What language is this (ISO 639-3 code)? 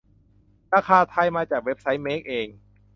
tha